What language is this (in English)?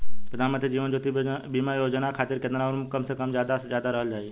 Bhojpuri